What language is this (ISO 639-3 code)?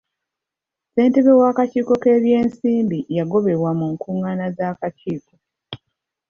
lug